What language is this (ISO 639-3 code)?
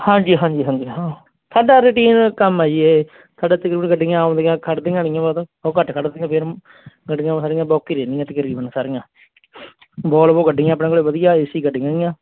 pan